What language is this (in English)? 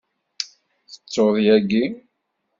Kabyle